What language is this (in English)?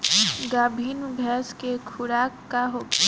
Bhojpuri